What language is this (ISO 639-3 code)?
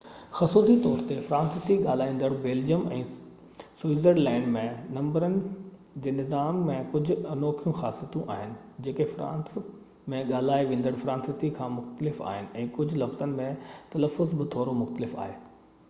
snd